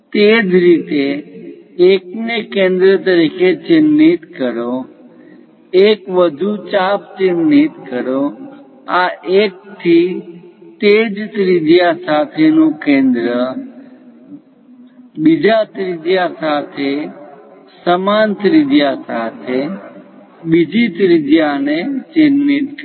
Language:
Gujarati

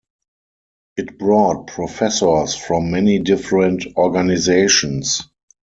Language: English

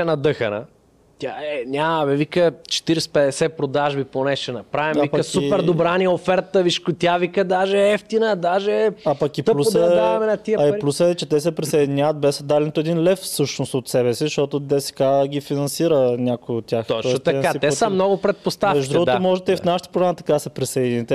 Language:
Bulgarian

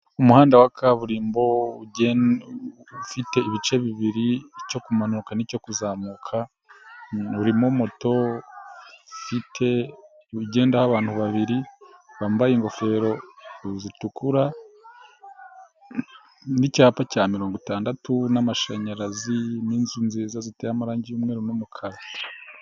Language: Kinyarwanda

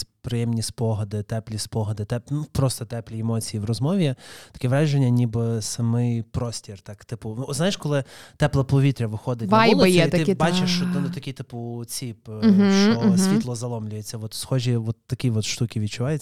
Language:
Ukrainian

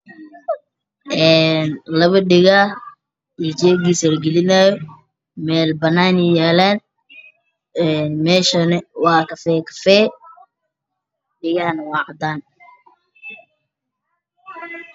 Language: Somali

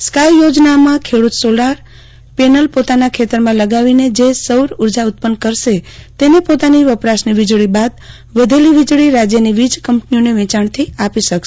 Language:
Gujarati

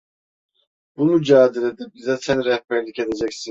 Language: Turkish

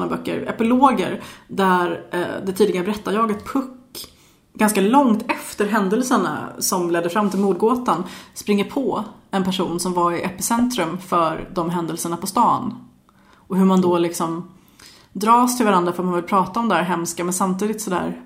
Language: Swedish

